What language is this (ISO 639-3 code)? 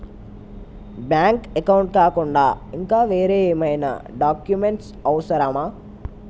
tel